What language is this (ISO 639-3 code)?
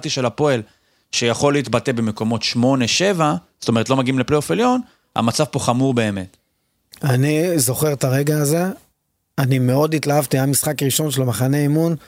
heb